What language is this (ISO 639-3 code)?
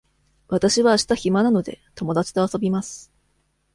jpn